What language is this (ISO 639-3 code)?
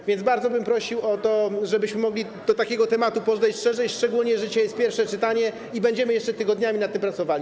pol